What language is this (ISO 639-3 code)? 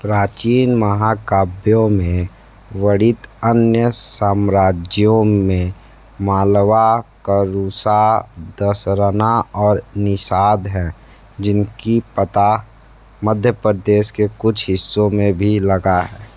hin